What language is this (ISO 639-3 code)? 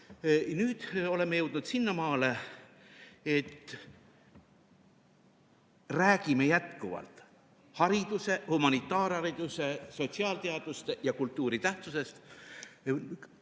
est